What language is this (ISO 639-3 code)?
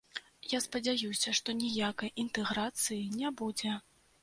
bel